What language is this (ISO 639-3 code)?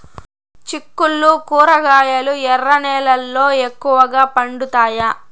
tel